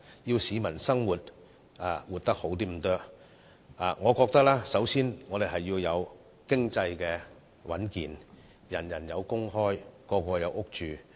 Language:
Cantonese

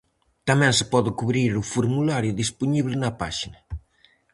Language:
Galician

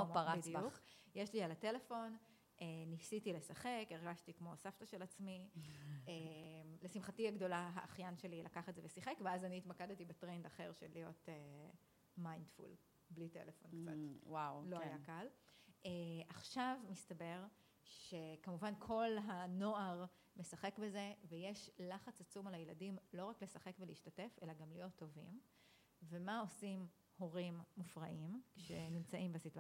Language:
Hebrew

